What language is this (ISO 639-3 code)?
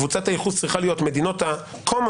heb